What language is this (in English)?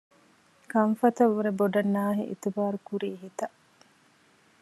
Divehi